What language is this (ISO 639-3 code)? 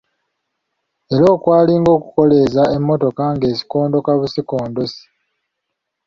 lug